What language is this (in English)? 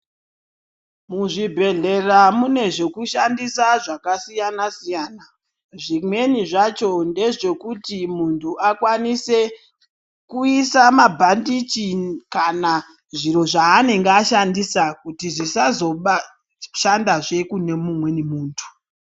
Ndau